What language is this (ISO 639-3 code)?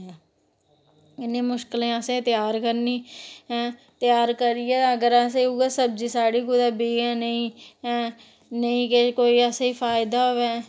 doi